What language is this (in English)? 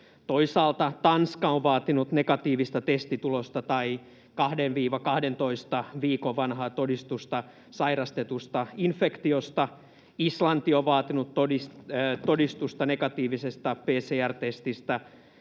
Finnish